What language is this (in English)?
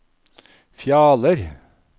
Norwegian